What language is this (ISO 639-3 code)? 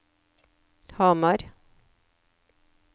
nor